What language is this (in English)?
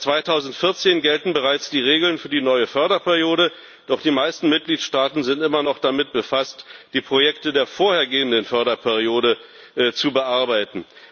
German